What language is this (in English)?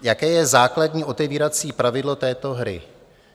Czech